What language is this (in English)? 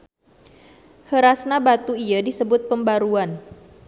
Sundanese